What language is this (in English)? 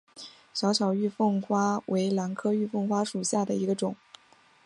Chinese